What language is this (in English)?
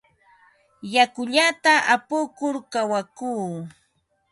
Ambo-Pasco Quechua